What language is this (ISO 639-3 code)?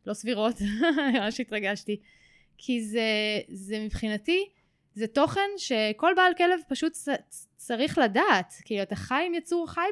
heb